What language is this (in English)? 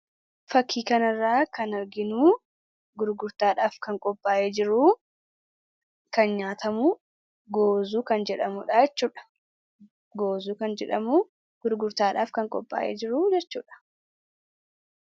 Oromo